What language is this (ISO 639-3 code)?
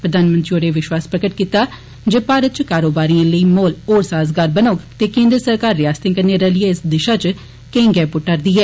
doi